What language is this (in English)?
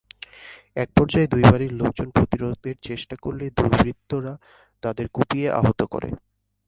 Bangla